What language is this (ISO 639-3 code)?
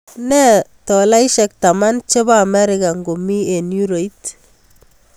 kln